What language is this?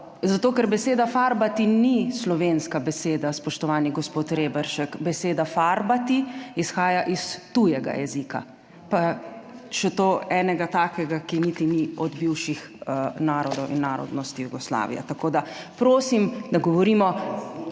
Slovenian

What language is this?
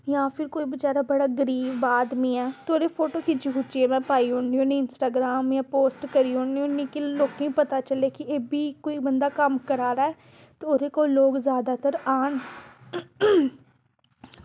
Dogri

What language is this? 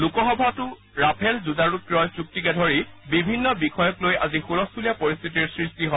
Assamese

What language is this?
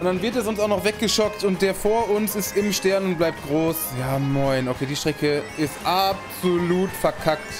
German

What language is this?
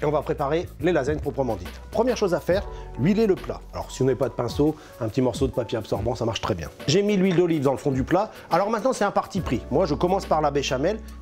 French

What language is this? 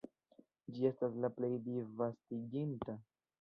Esperanto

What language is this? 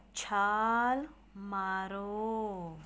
Punjabi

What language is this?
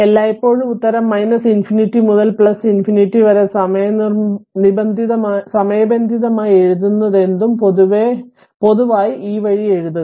Malayalam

